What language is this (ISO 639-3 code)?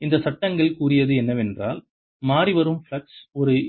tam